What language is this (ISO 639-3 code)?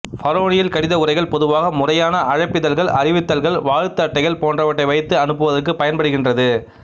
tam